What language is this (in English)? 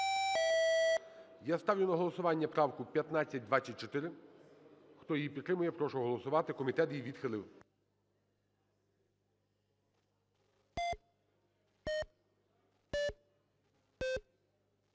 Ukrainian